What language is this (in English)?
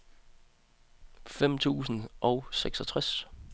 Danish